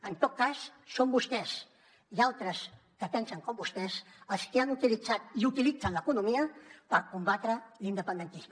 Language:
Catalan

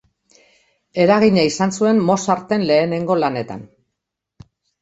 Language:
Basque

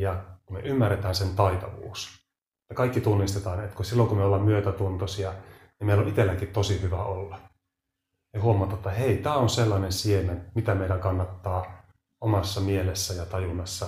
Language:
Finnish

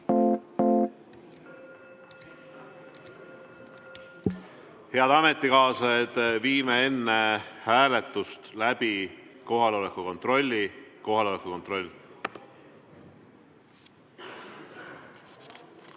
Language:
Estonian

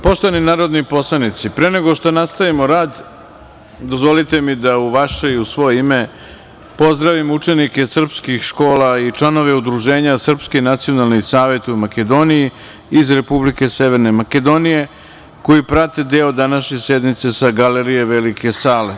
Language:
Serbian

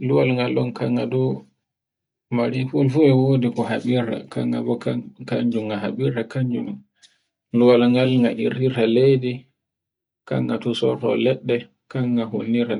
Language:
Borgu Fulfulde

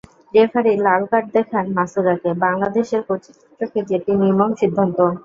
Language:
Bangla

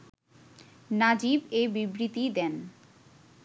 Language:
Bangla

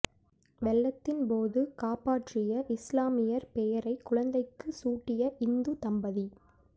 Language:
Tamil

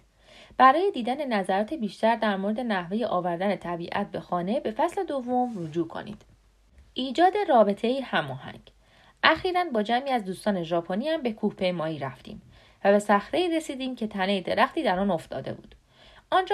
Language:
Persian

